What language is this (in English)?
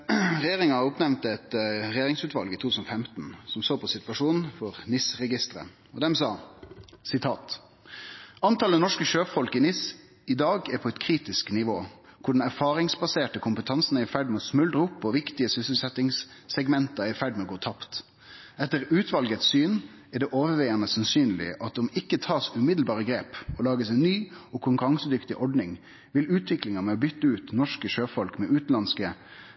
Norwegian Nynorsk